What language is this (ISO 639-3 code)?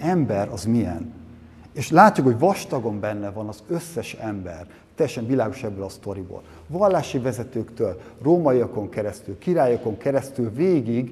hun